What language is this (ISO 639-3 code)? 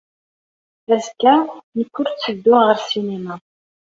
kab